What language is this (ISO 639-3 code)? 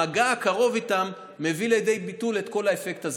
heb